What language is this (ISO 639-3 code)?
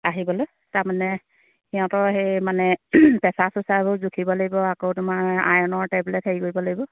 asm